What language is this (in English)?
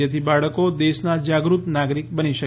Gujarati